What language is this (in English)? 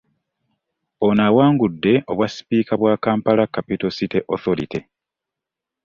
Ganda